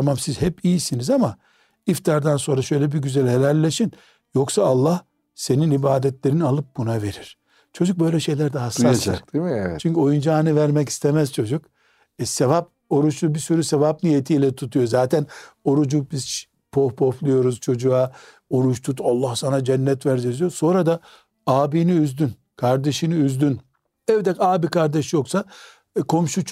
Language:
Turkish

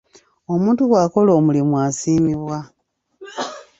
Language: Ganda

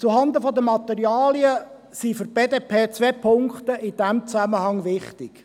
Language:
Swiss German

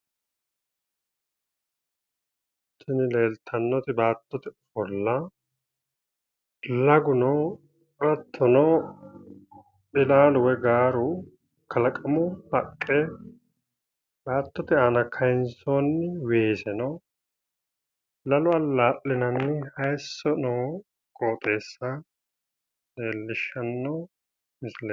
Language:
Sidamo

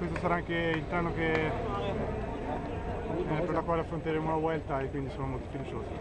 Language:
Italian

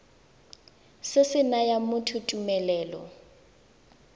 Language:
Tswana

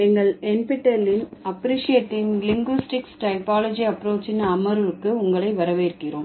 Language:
Tamil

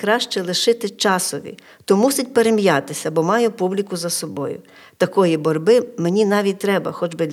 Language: Ukrainian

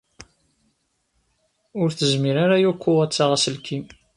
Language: Kabyle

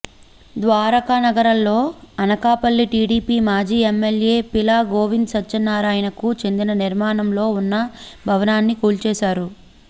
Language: Telugu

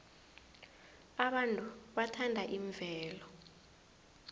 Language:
South Ndebele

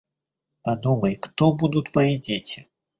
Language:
Russian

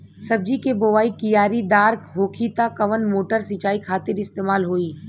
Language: Bhojpuri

